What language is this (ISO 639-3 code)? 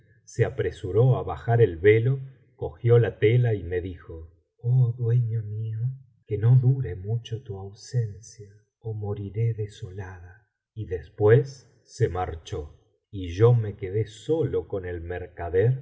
spa